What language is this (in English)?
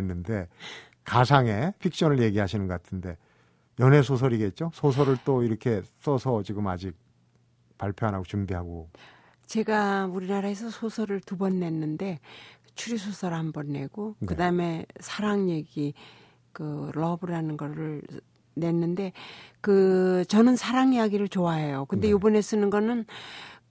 Korean